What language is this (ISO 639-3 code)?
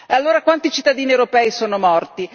ita